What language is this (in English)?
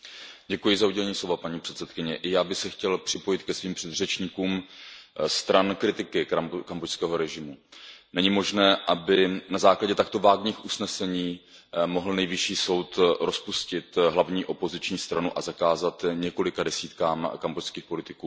Czech